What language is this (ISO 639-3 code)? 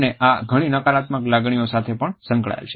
guj